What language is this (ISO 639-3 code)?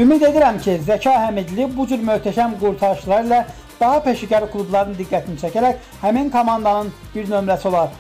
tur